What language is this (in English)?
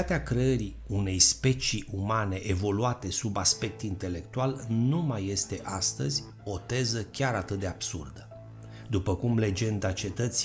Romanian